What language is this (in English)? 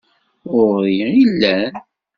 Kabyle